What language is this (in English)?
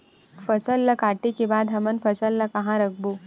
Chhattisgarhi